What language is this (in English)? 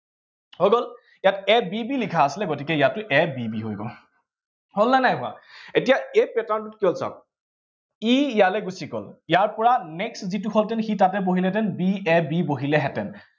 Assamese